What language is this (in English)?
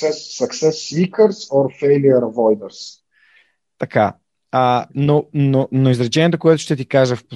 Bulgarian